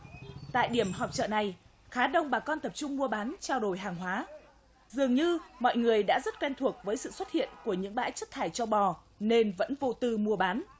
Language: Vietnamese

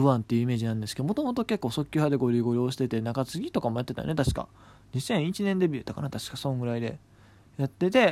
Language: Japanese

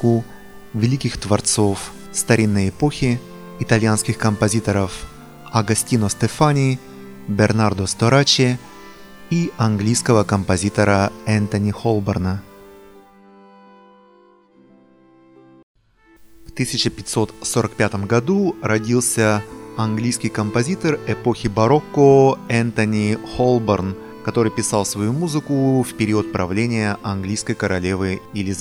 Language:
Russian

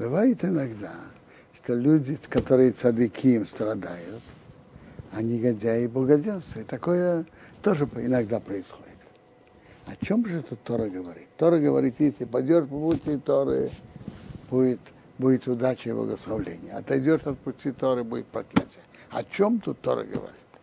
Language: Russian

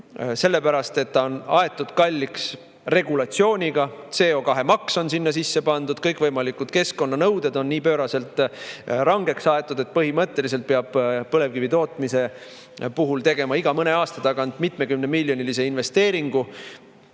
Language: Estonian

